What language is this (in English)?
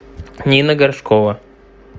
Russian